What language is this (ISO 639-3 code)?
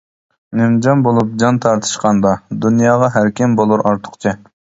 uig